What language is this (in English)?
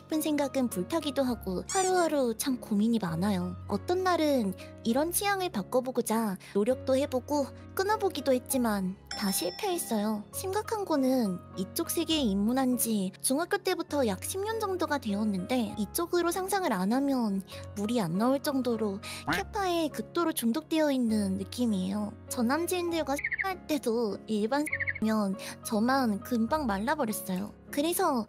Korean